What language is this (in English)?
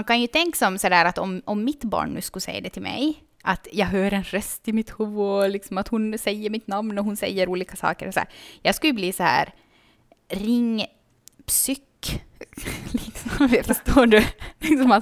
Swedish